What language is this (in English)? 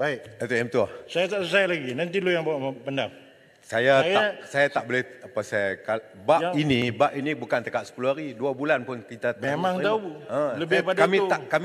Malay